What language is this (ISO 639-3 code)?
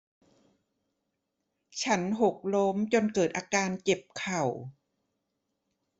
tha